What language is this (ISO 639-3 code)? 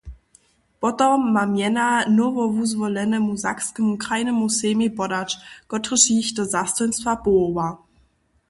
hsb